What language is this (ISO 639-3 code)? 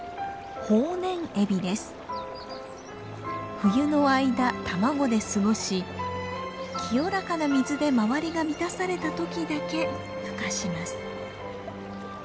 jpn